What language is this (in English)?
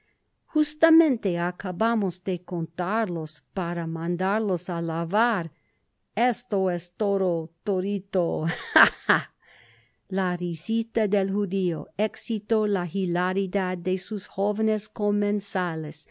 Spanish